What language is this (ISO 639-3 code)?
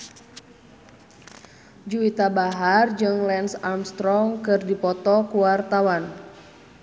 sun